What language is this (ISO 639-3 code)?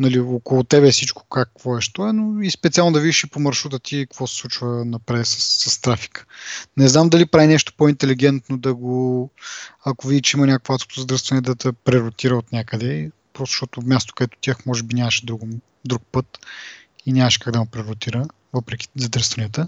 bul